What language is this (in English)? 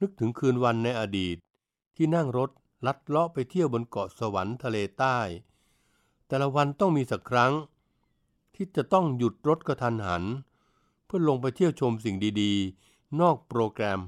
Thai